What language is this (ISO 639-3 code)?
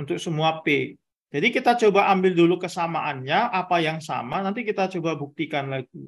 ind